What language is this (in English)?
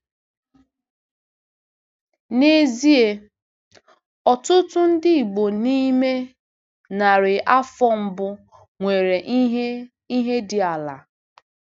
Igbo